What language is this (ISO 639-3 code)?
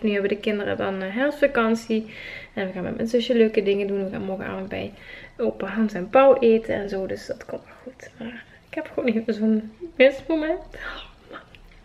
nld